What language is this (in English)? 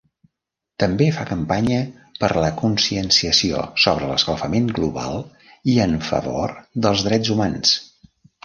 Catalan